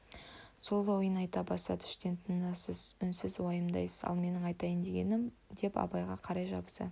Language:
Kazakh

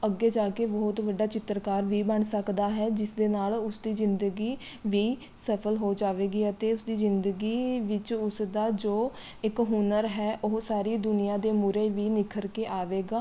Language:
Punjabi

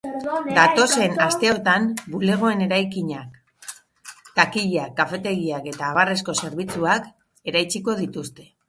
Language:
Basque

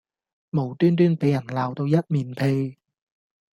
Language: Cantonese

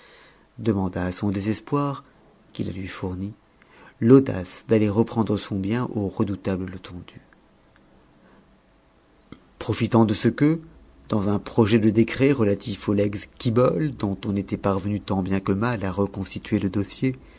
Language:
French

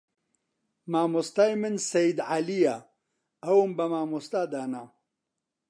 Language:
Central Kurdish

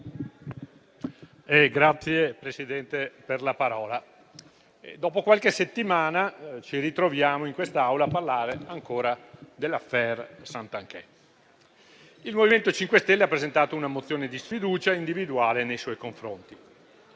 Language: Italian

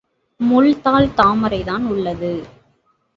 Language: Tamil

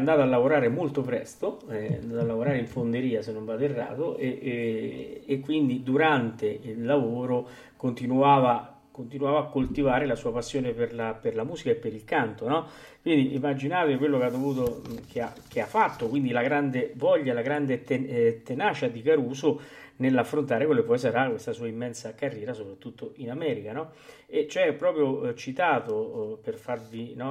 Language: Italian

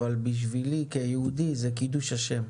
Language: Hebrew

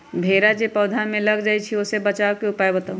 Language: Magahi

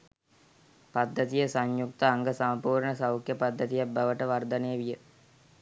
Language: Sinhala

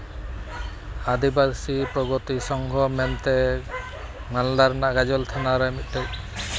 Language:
Santali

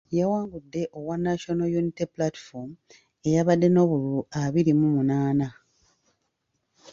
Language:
Ganda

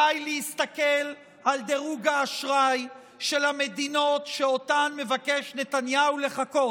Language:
Hebrew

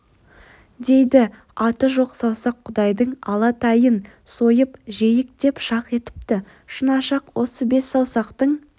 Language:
Kazakh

